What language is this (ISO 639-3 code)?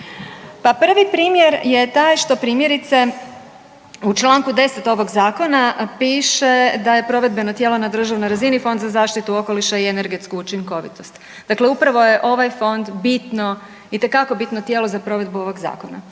hrv